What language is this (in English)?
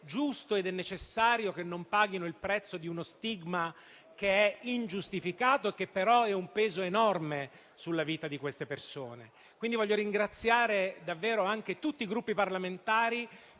Italian